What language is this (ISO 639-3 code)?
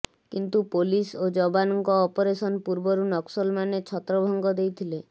ori